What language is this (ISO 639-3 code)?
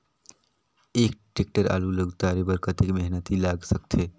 hne